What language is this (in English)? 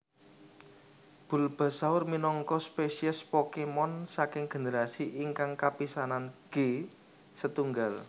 Javanese